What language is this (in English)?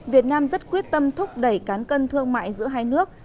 Vietnamese